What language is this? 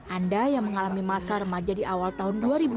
Indonesian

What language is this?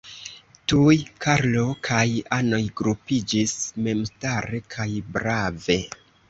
Esperanto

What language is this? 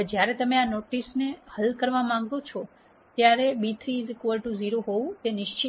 Gujarati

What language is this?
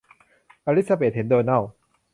Thai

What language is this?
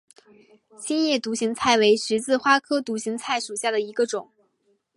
Chinese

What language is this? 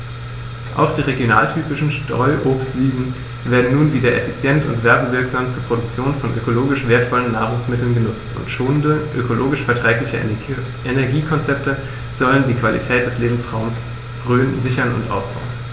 German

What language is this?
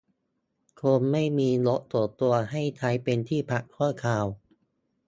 Thai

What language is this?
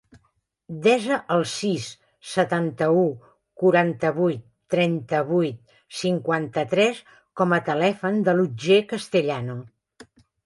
Catalan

